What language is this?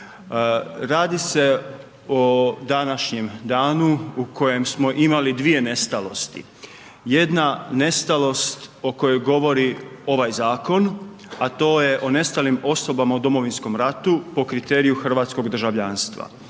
Croatian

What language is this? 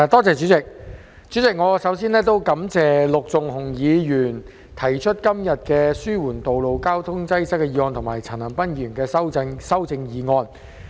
Cantonese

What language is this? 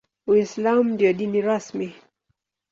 Swahili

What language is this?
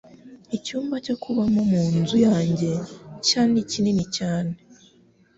Kinyarwanda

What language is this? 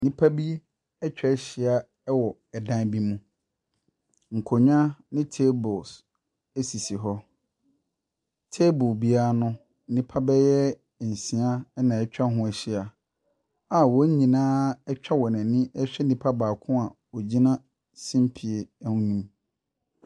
Akan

